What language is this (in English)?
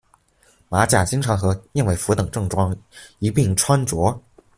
Chinese